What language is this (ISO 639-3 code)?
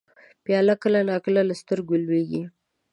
pus